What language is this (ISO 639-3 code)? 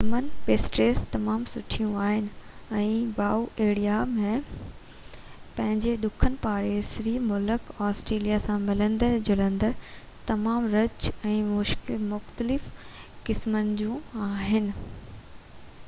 snd